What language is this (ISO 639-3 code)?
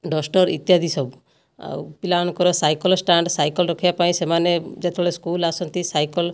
ori